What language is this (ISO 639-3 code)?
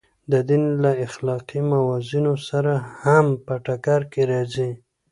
pus